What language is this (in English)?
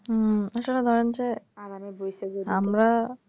Bangla